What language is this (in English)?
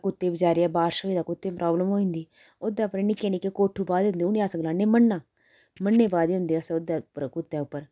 Dogri